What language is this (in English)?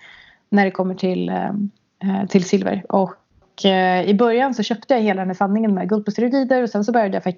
Swedish